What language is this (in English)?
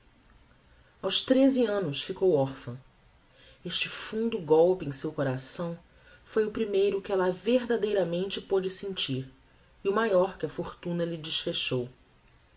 Portuguese